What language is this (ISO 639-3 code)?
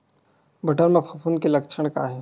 hne